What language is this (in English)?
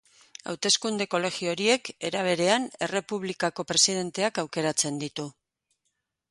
Basque